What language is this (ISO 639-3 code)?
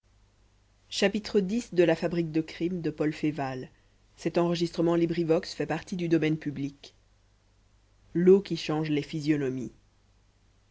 fra